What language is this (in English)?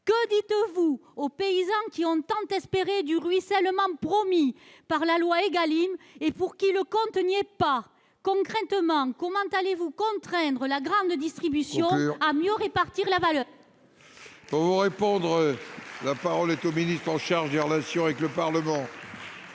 French